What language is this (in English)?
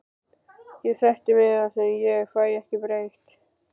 Icelandic